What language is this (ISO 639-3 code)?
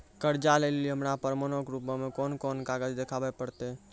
mai